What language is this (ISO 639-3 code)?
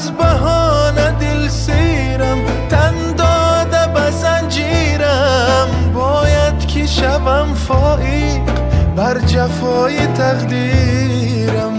fas